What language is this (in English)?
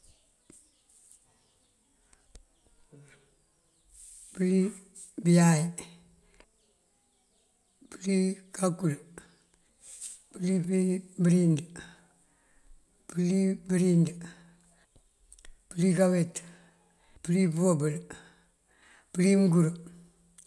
Mandjak